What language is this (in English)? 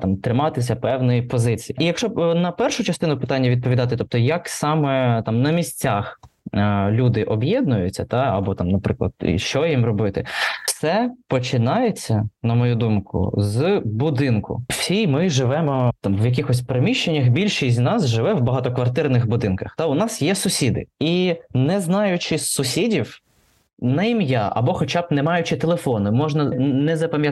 Ukrainian